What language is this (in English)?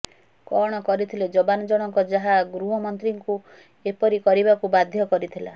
Odia